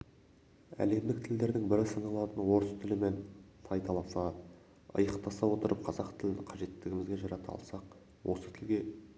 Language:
Kazakh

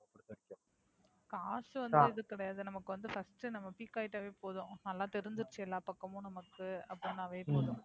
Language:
Tamil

